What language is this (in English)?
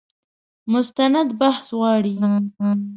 Pashto